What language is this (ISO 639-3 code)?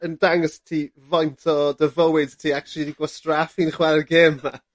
cym